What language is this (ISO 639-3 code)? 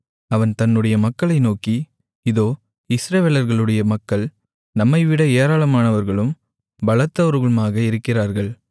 tam